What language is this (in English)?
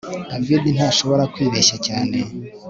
Kinyarwanda